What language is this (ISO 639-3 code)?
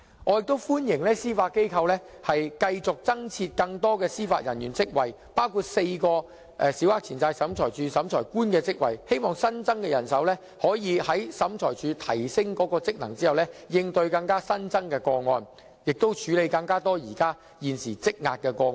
yue